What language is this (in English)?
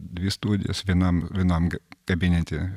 Lithuanian